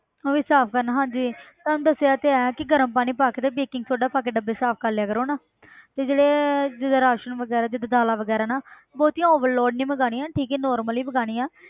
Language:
Punjabi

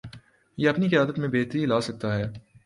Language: Urdu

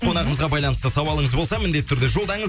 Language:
Kazakh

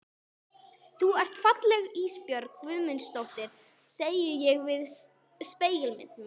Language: Icelandic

